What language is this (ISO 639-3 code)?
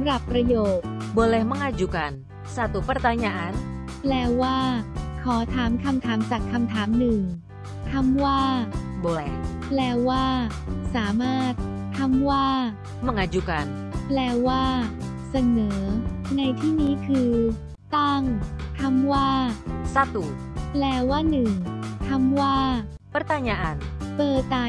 tha